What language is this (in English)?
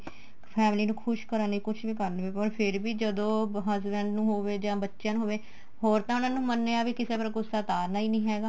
Punjabi